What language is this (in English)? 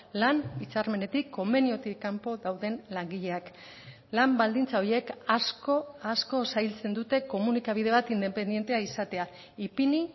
Basque